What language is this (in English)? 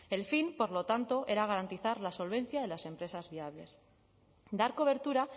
Spanish